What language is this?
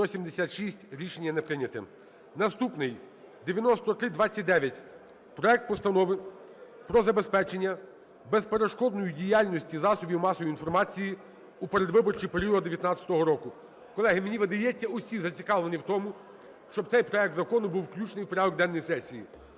Ukrainian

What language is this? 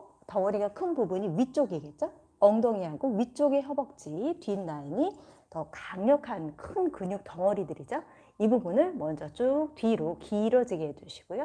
Korean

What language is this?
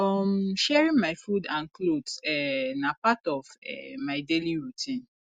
Nigerian Pidgin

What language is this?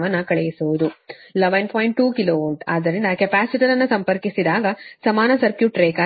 Kannada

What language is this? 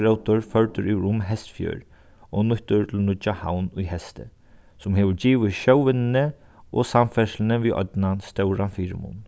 Faroese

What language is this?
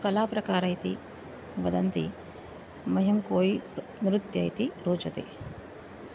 Sanskrit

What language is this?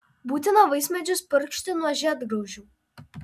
Lithuanian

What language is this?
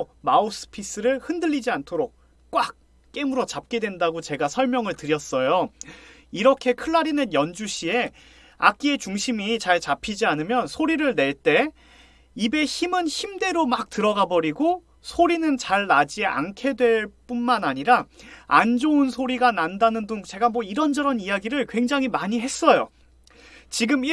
Korean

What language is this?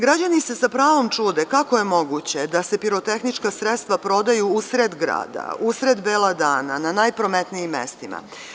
Serbian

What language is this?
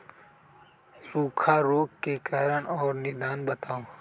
Magahi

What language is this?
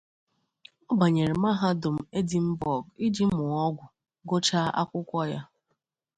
Igbo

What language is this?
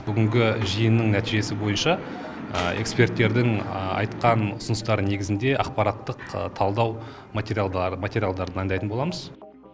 Kazakh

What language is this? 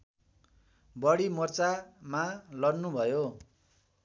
Nepali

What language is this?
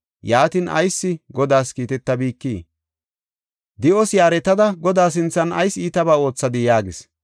Gofa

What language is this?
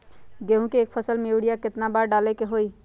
Magahi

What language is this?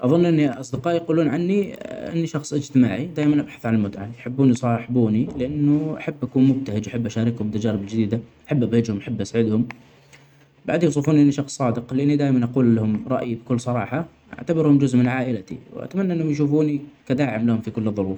Omani Arabic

